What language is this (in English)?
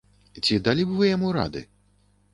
Belarusian